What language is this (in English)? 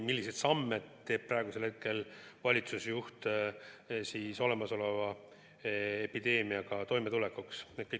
Estonian